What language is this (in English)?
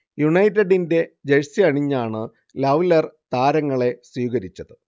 Malayalam